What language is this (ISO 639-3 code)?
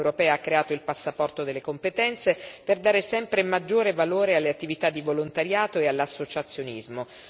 ita